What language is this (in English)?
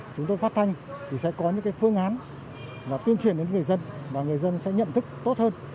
Vietnamese